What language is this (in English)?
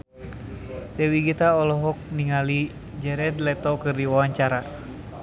Sundanese